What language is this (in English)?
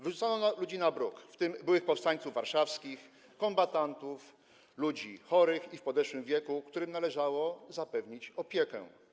Polish